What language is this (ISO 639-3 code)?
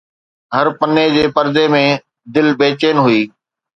snd